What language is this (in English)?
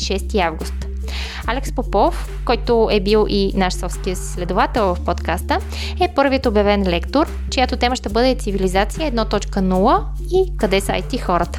Bulgarian